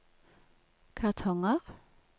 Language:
Norwegian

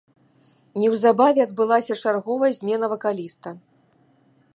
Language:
Belarusian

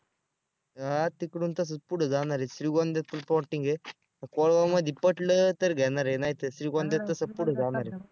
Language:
Marathi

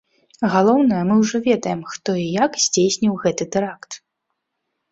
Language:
Belarusian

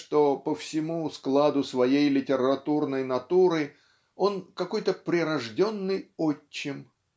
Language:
Russian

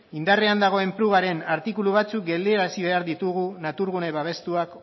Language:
Basque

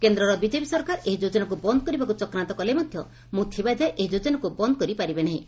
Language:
Odia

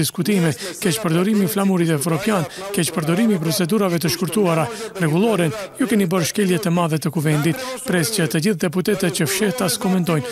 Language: Romanian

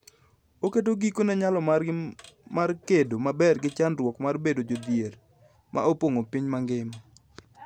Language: Luo (Kenya and Tanzania)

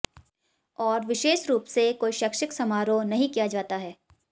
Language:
Hindi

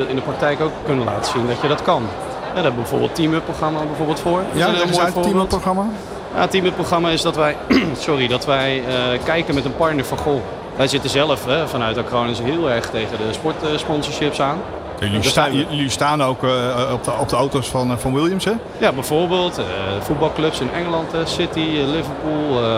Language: Dutch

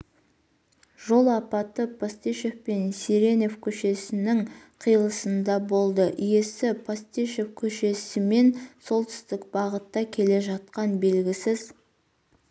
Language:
Kazakh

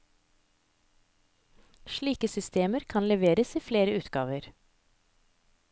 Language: Norwegian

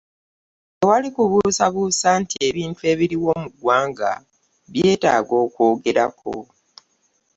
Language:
Ganda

